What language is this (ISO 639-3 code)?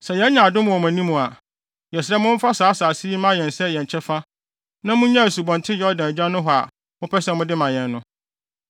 aka